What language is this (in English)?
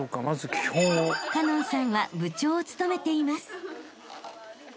Japanese